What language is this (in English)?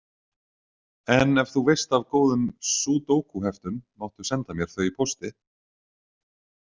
Icelandic